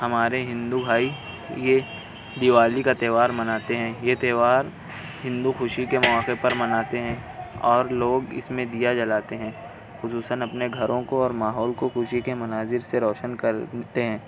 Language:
Urdu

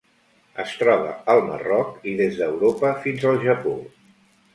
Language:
Catalan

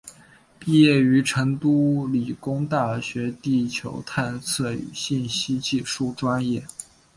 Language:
Chinese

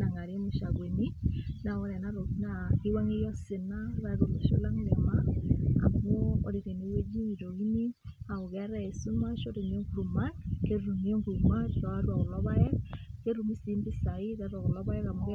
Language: Masai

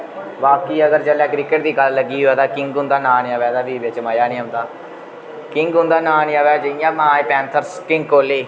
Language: Dogri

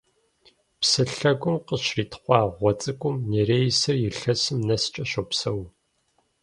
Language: Kabardian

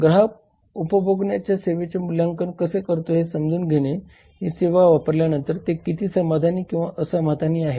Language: Marathi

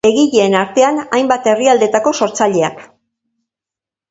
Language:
Basque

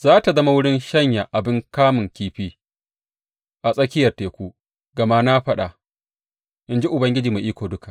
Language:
Hausa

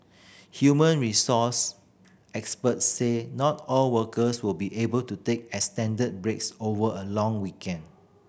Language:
English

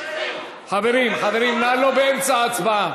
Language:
Hebrew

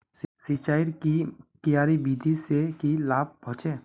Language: Magahi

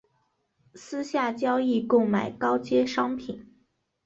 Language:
Chinese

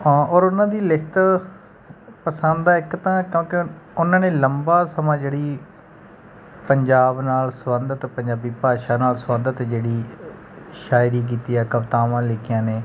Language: Punjabi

